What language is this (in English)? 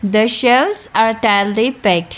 English